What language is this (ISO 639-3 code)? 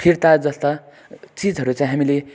nep